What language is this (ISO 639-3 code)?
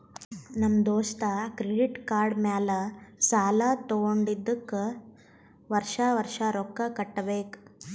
kan